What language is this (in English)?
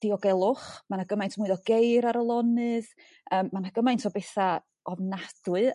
Welsh